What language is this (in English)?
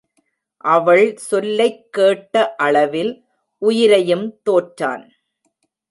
Tamil